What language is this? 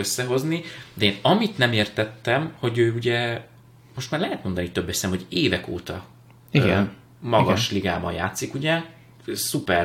Hungarian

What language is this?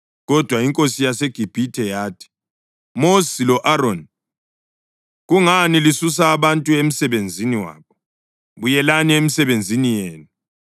North Ndebele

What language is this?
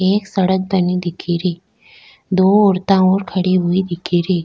Rajasthani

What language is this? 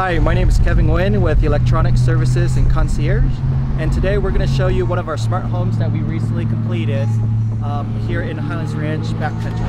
English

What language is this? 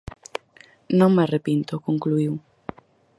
Galician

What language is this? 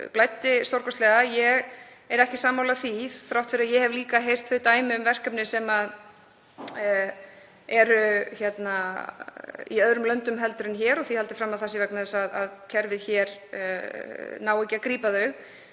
Icelandic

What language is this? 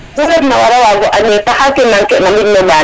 Serer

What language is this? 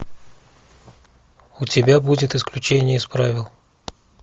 Russian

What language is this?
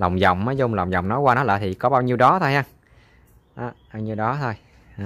Vietnamese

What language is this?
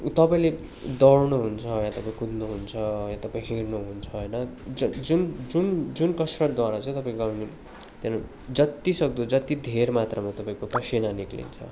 Nepali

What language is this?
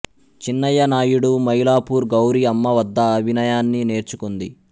Telugu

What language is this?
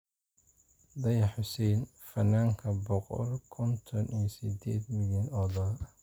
Somali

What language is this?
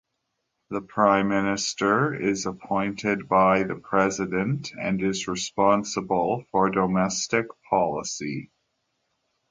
English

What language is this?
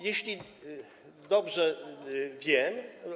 Polish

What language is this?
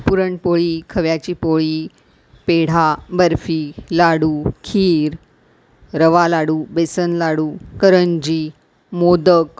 Marathi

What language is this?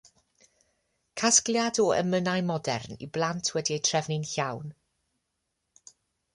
Welsh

